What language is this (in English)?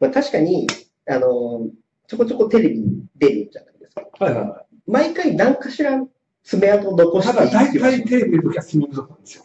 Japanese